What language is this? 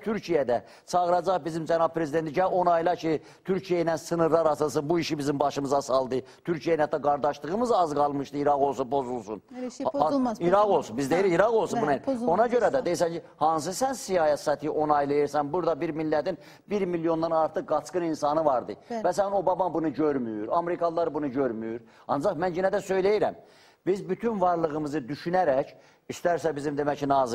Turkish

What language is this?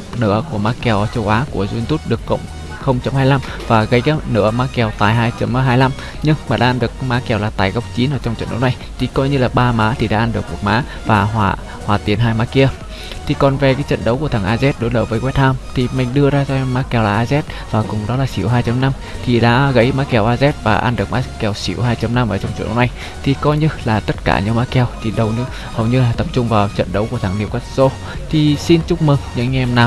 Vietnamese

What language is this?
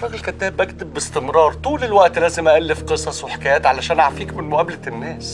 Arabic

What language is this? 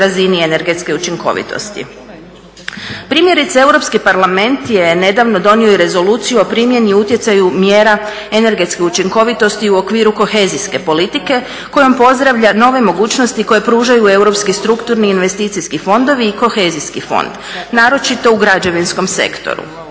Croatian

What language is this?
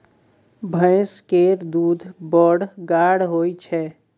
Maithili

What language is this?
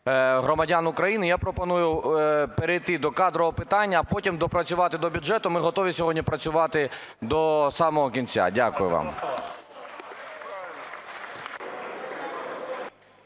Ukrainian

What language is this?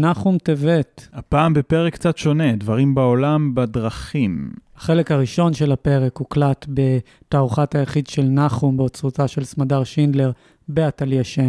Hebrew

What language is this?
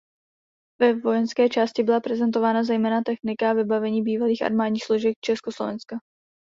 Czech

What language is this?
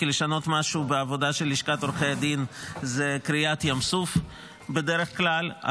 Hebrew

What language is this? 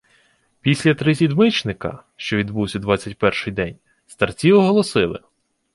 Ukrainian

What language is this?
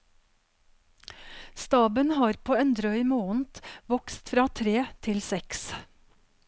Norwegian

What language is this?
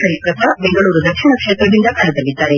Kannada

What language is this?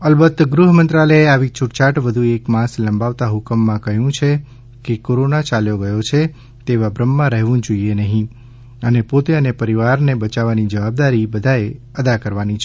Gujarati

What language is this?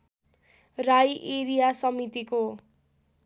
Nepali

